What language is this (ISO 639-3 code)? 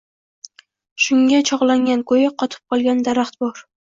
uzb